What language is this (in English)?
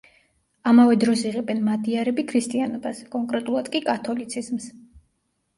Georgian